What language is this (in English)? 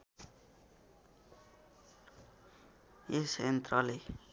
Nepali